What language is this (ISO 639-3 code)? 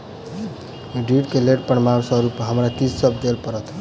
mai